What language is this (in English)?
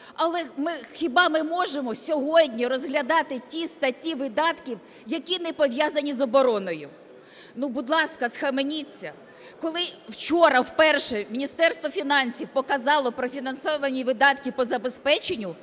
Ukrainian